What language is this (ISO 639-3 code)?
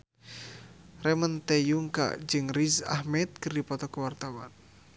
sun